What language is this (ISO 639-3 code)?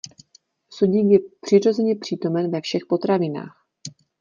ces